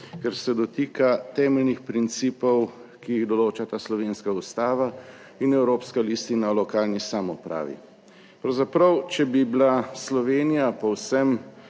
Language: Slovenian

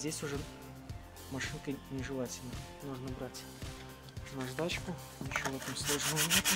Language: Russian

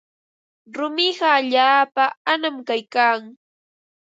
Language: Ambo-Pasco Quechua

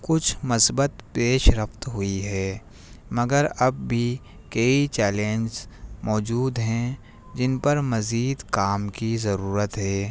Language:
Urdu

